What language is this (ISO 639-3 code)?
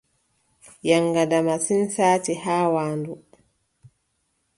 fub